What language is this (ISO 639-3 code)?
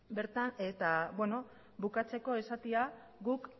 eus